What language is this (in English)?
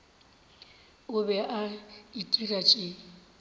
Northern Sotho